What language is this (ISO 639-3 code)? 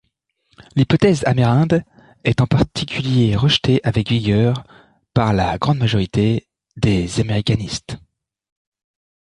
fra